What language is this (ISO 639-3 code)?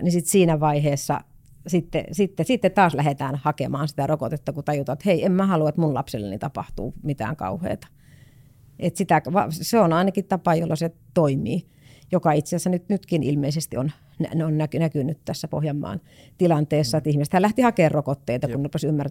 fin